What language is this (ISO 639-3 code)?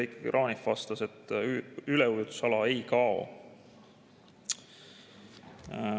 est